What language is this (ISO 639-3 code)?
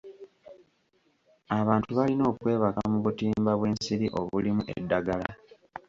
lug